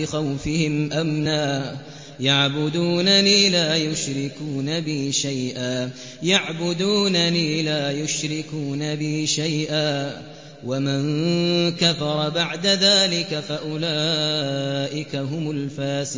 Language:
Arabic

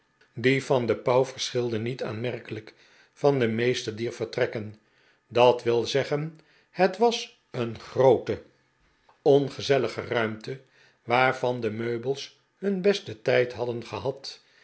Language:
Dutch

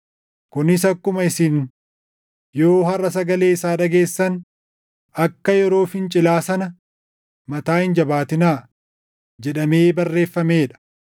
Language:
Oromo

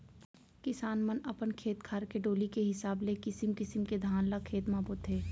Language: Chhattisgarhi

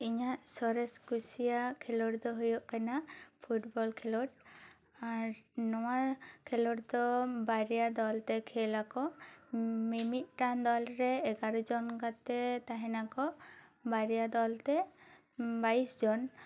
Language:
Santali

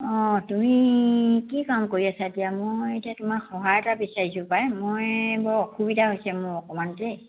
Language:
Assamese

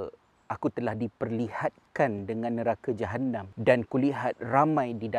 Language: Malay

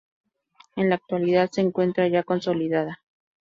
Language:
Spanish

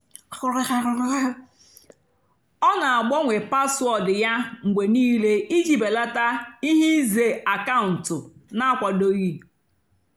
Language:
Igbo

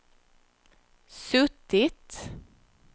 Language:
Swedish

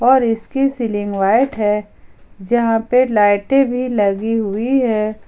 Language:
Hindi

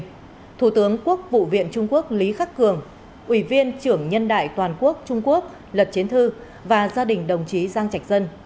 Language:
Vietnamese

